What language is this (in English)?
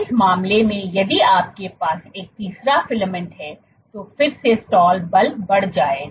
Hindi